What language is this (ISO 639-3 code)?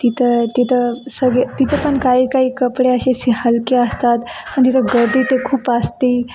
mar